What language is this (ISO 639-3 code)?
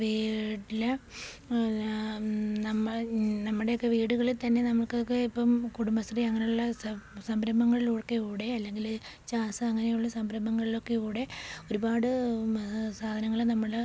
mal